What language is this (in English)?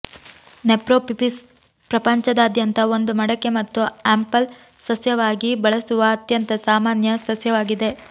Kannada